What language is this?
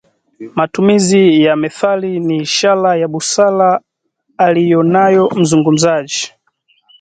Swahili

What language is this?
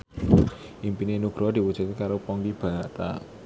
Javanese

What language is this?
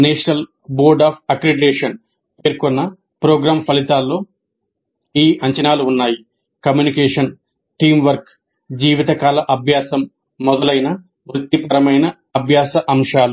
Telugu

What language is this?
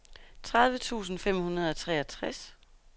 Danish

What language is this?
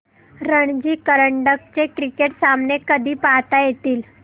Marathi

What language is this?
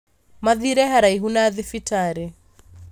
Kikuyu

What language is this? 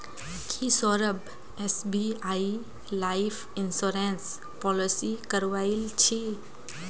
Magahi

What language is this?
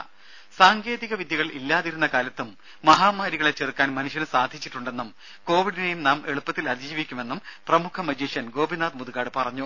Malayalam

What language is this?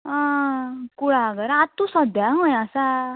Konkani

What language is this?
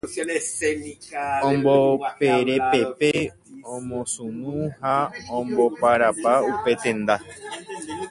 Guarani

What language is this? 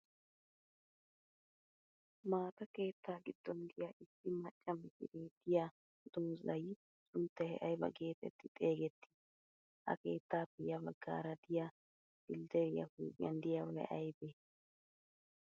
Wolaytta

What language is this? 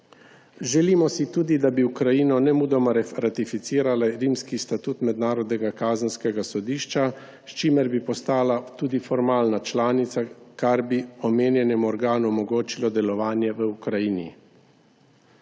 Slovenian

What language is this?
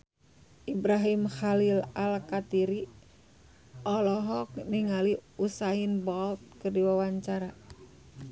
Sundanese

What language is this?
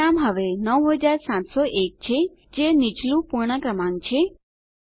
Gujarati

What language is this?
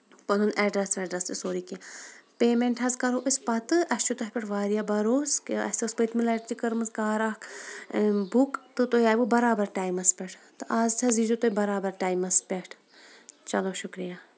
Kashmiri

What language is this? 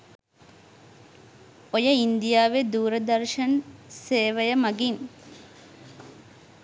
Sinhala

